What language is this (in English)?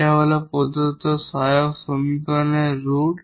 Bangla